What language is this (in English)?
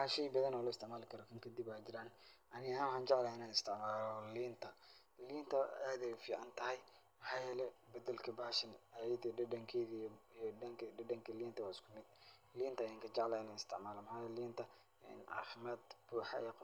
Somali